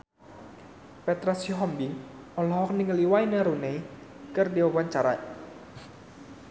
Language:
Sundanese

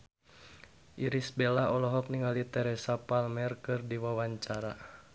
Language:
Sundanese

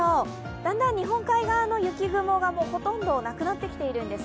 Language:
Japanese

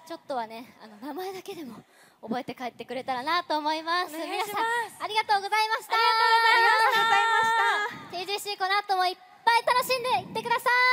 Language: Japanese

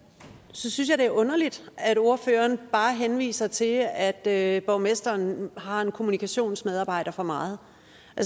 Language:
Danish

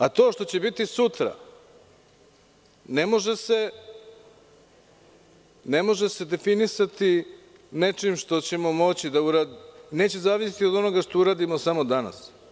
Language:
Serbian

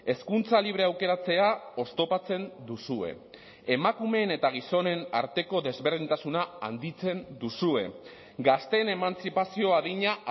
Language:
Basque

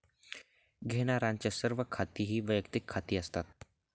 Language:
Marathi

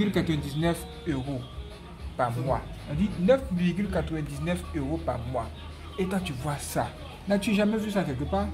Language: French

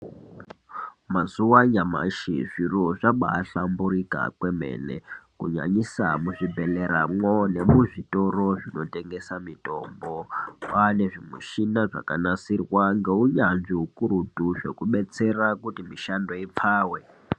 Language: Ndau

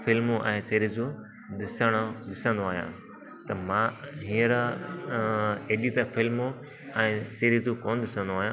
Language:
Sindhi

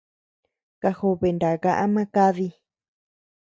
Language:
Tepeuxila Cuicatec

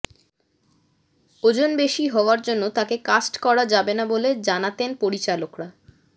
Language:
Bangla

